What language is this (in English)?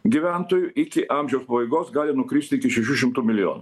Lithuanian